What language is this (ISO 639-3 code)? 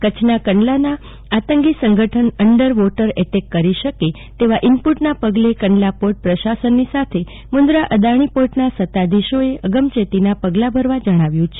guj